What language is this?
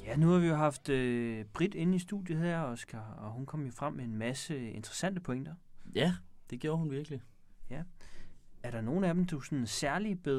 Danish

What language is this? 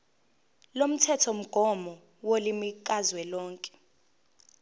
Zulu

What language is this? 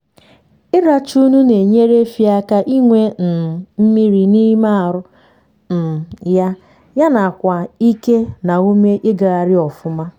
Igbo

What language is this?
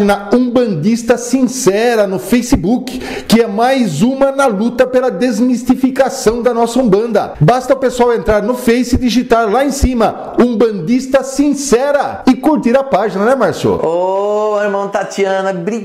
Portuguese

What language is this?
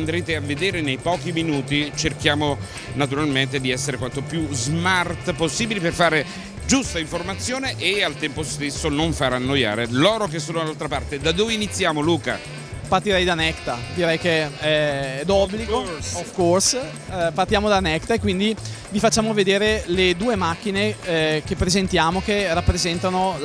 Italian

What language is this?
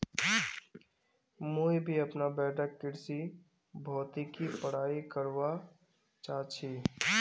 Magahi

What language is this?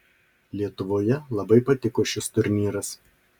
Lithuanian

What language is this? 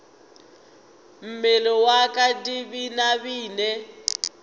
Northern Sotho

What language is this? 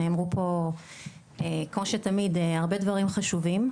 Hebrew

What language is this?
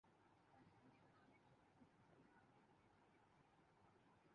Urdu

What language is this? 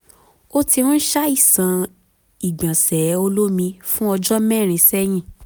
Yoruba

